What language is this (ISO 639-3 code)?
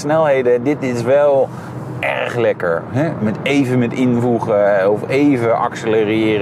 nld